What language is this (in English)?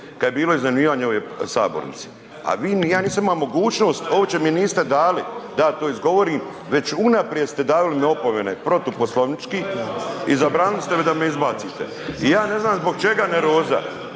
Croatian